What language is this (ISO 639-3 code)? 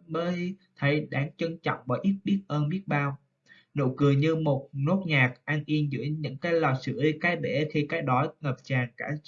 vie